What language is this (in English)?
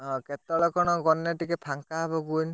Odia